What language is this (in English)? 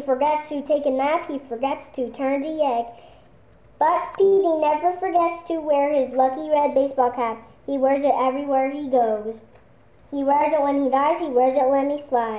English